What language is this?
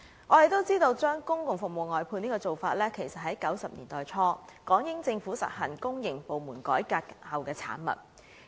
Cantonese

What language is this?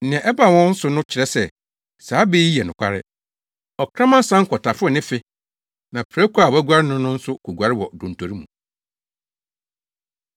Akan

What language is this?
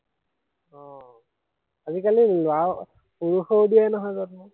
Assamese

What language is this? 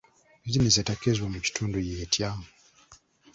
Ganda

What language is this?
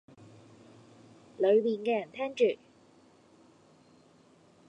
Cantonese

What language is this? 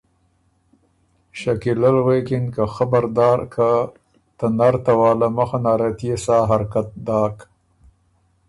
Ormuri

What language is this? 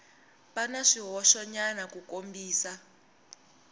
Tsonga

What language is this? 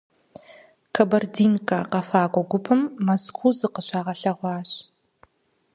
Kabardian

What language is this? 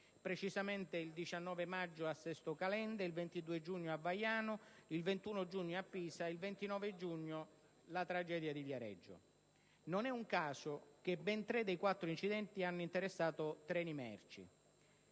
Italian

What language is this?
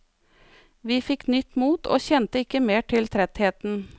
Norwegian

